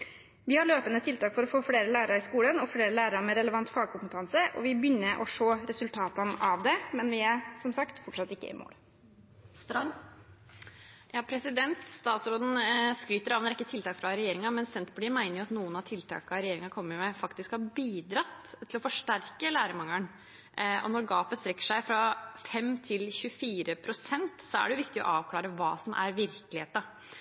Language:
Norwegian Bokmål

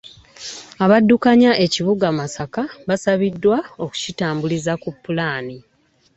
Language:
Ganda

